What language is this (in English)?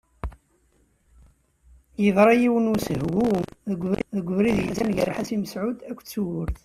Kabyle